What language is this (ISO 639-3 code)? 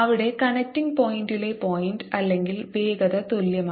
mal